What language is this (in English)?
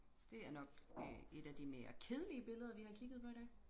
Danish